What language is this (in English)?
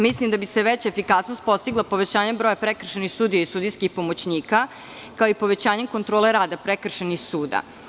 Serbian